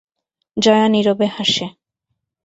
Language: Bangla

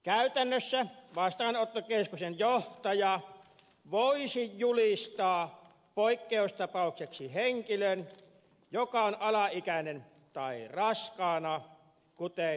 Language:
Finnish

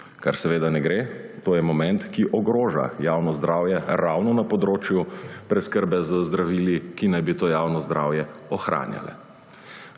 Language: Slovenian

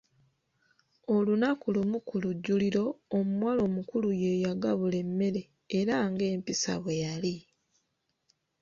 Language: Ganda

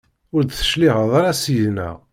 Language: Kabyle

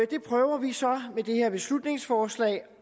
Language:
Danish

